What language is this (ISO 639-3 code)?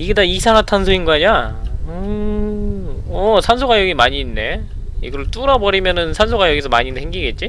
kor